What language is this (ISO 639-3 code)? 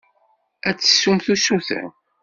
kab